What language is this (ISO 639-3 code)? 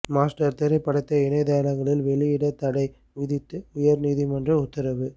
tam